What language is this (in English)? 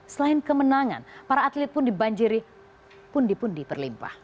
Indonesian